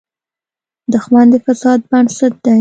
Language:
Pashto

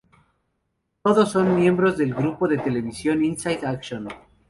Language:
Spanish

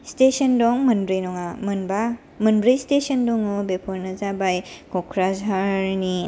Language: Bodo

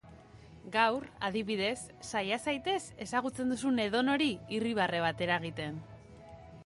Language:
Basque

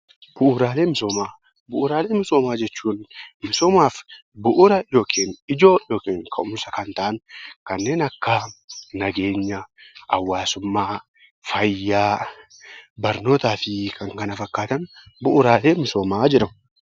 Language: Oromo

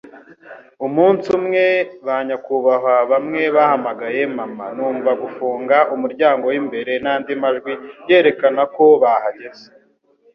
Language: Kinyarwanda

